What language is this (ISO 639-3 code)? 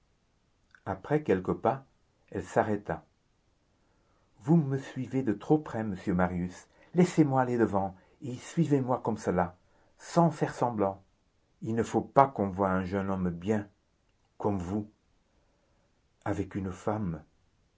fra